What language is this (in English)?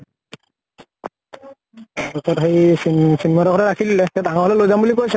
Assamese